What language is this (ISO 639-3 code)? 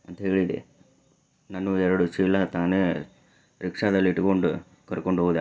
kan